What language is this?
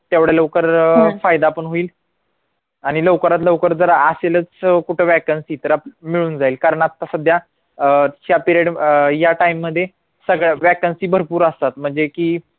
Marathi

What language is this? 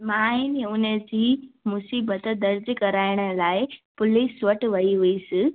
Sindhi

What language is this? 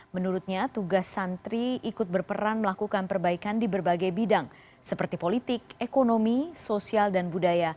Indonesian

